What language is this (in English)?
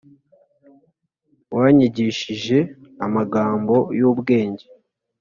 Kinyarwanda